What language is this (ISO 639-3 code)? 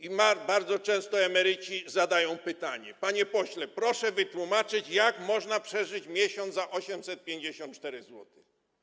pol